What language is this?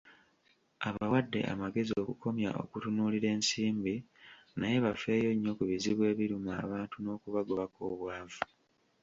Ganda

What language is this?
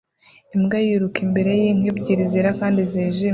Kinyarwanda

